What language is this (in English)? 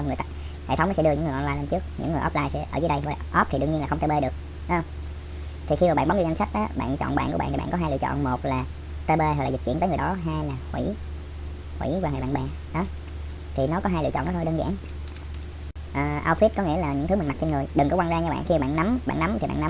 Vietnamese